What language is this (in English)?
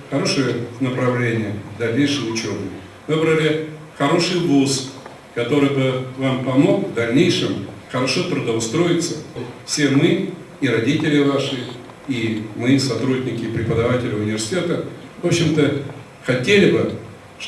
Russian